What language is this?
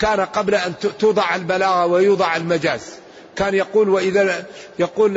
Arabic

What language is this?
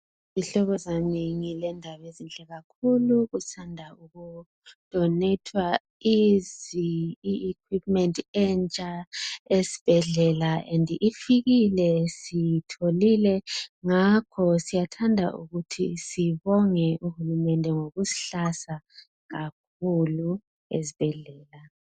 North Ndebele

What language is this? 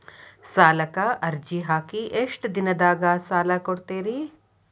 Kannada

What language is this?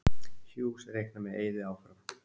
Icelandic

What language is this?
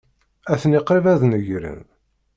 Kabyle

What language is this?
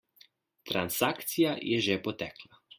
Slovenian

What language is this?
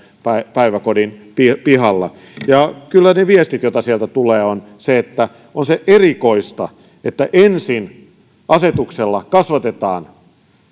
Finnish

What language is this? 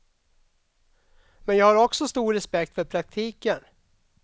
Swedish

